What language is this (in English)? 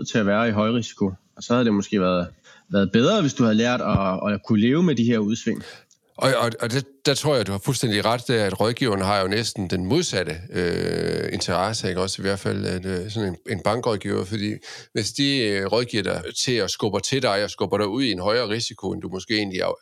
Danish